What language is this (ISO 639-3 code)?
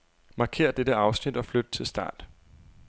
dan